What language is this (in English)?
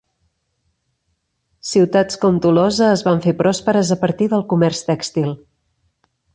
Catalan